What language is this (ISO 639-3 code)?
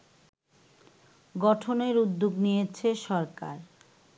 ben